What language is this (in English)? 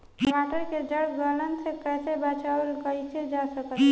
Bhojpuri